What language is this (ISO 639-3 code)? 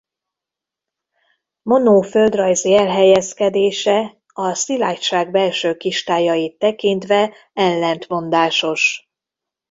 hun